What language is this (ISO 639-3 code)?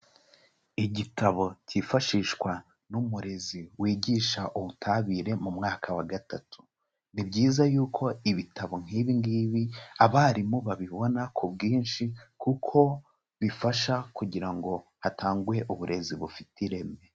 kin